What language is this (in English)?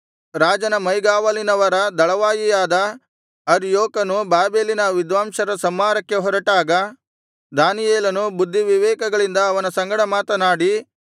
Kannada